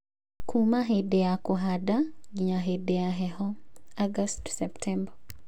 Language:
Kikuyu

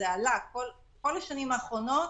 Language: Hebrew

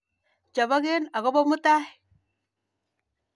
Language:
Kalenjin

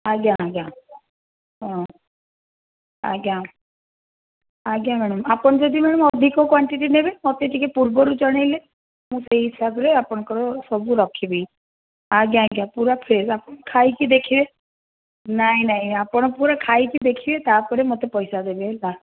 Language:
Odia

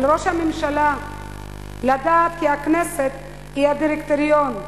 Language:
Hebrew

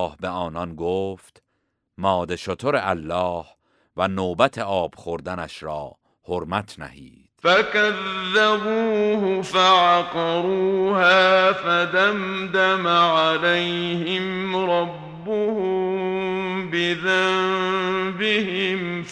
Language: Persian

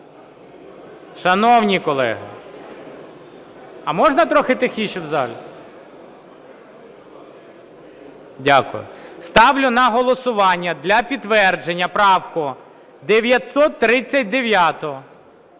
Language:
Ukrainian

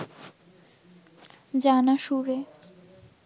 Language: Bangla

